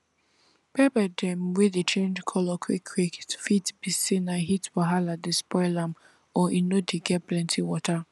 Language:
Nigerian Pidgin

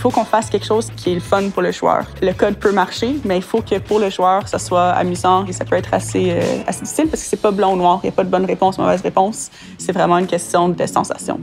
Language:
French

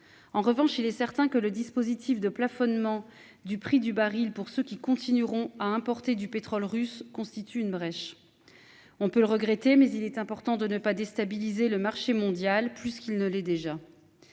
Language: French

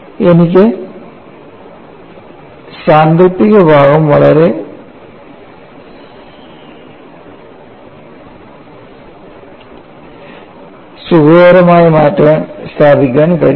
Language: Malayalam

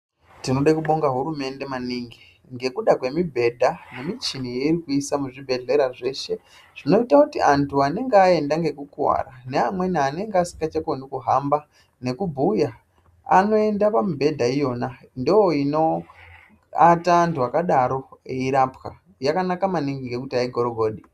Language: Ndau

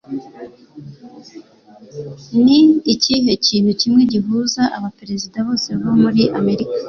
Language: Kinyarwanda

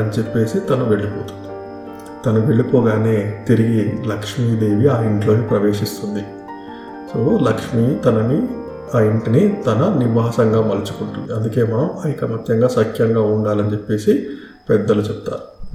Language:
Telugu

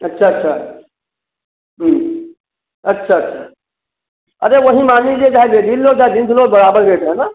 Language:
Hindi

